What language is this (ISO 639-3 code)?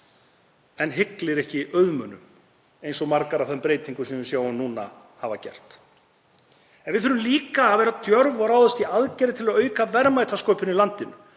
isl